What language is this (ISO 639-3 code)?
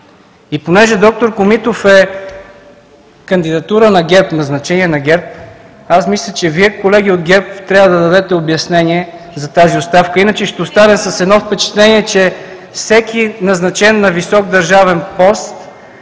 bul